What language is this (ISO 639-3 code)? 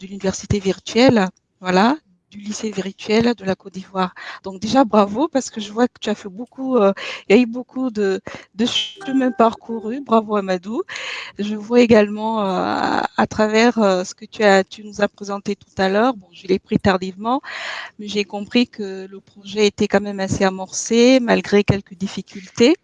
fra